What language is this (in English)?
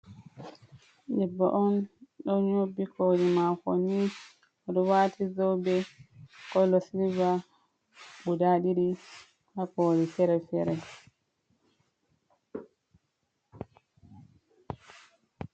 Fula